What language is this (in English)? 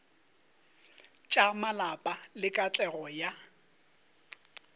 Northern Sotho